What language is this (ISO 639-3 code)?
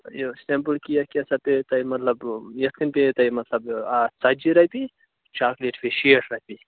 kas